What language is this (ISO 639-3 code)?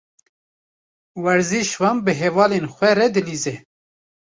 kur